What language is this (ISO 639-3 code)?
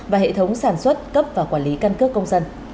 vie